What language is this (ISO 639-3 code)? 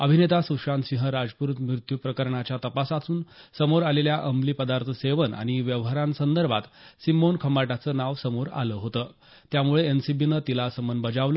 mar